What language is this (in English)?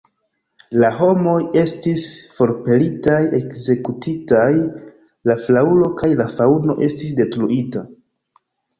Esperanto